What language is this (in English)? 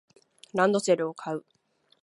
Japanese